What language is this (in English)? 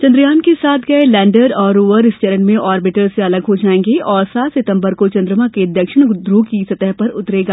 Hindi